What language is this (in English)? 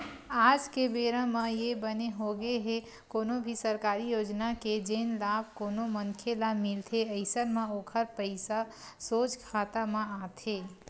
Chhattisgarhi